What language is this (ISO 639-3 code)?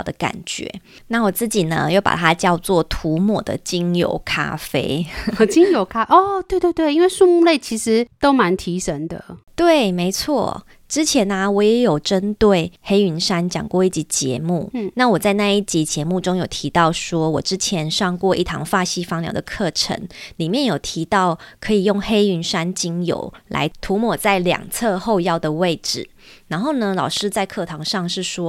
zho